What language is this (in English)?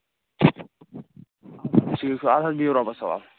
Kashmiri